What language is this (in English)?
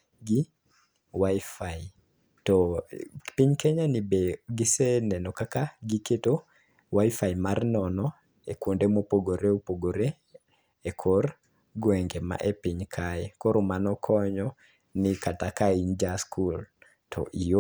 Luo (Kenya and Tanzania)